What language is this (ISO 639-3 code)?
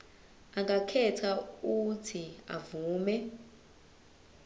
zul